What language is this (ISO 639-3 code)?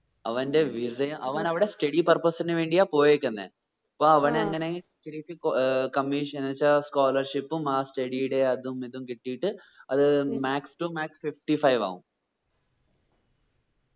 mal